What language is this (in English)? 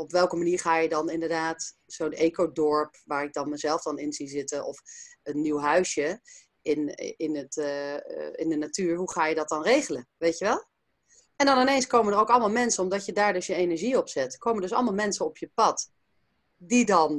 Dutch